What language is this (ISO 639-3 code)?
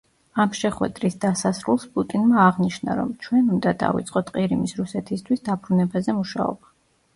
kat